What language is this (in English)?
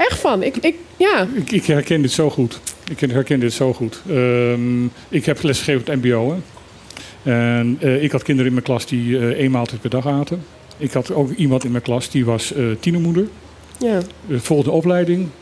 Dutch